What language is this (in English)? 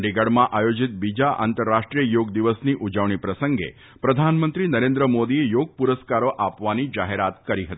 Gujarati